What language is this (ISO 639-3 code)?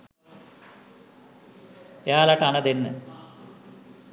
sin